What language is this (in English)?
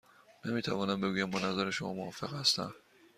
Persian